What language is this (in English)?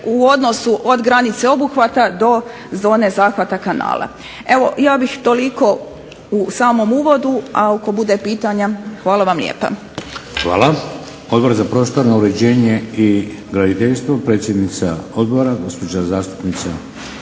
Croatian